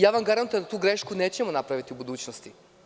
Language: Serbian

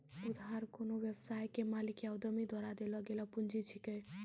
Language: Maithili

